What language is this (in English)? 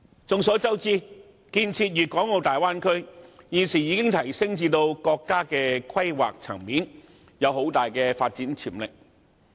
Cantonese